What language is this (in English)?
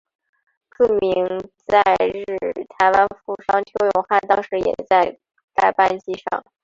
Chinese